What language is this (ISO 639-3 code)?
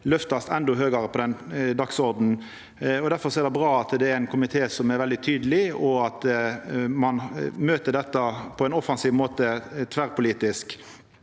nor